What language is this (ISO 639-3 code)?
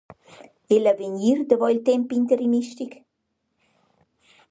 roh